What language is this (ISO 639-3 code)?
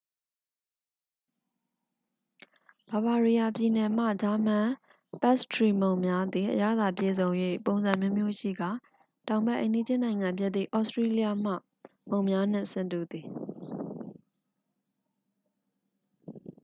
mya